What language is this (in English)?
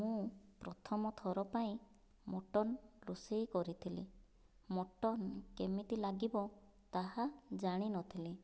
Odia